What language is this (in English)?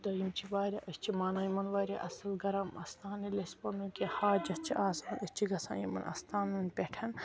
Kashmiri